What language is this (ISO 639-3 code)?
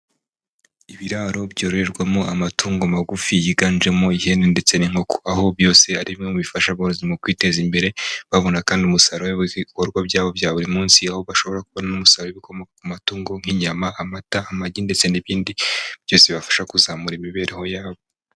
kin